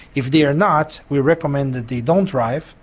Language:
English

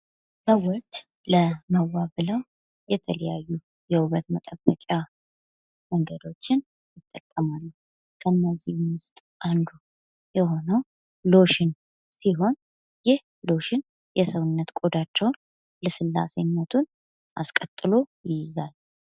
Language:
Amharic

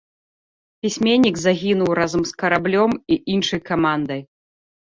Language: Belarusian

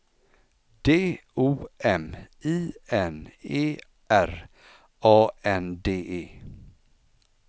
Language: Swedish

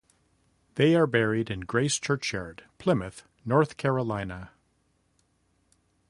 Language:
English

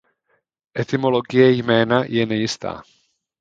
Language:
Czech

